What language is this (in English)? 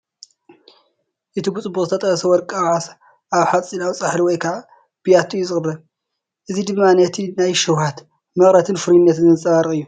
Tigrinya